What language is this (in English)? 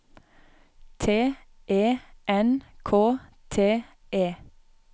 Norwegian